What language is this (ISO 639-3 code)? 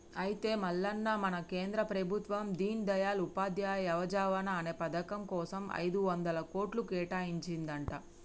tel